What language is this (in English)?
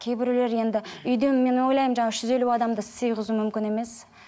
Kazakh